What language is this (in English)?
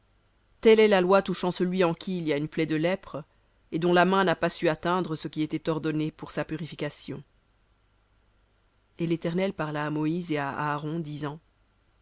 French